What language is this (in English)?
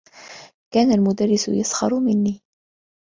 Arabic